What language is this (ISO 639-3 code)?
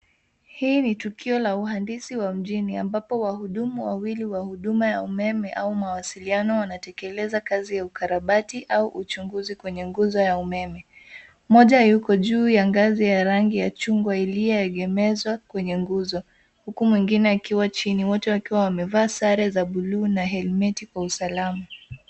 swa